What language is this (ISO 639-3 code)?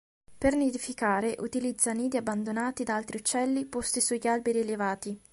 ita